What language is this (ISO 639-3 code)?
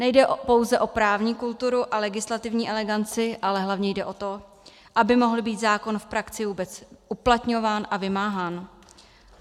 ces